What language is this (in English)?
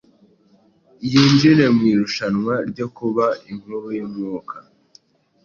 Kinyarwanda